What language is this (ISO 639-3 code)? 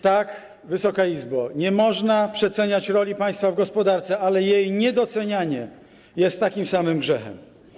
pol